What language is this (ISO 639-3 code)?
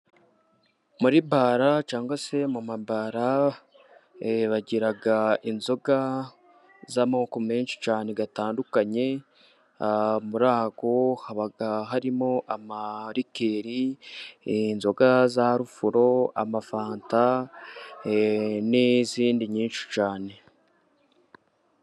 kin